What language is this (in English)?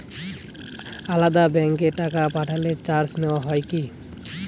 Bangla